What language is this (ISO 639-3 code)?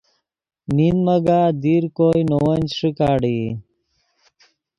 ydg